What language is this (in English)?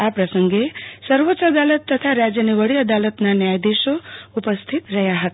Gujarati